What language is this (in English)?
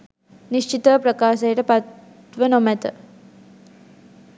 Sinhala